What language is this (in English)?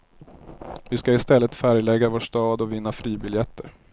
Swedish